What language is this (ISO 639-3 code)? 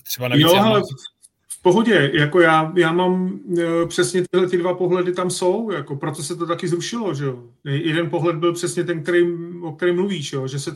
ces